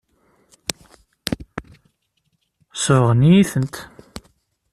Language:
Kabyle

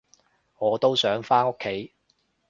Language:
Cantonese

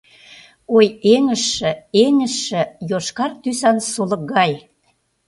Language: Mari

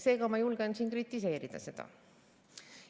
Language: Estonian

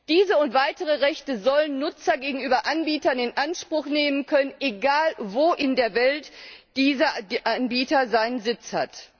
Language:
German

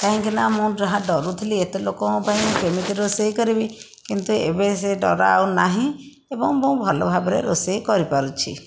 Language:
Odia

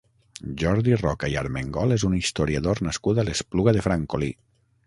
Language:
Catalan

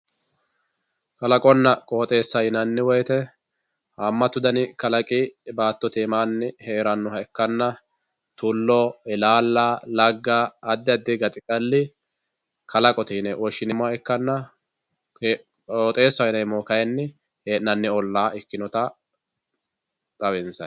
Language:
Sidamo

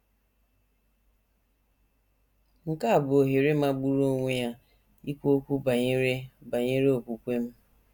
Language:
Igbo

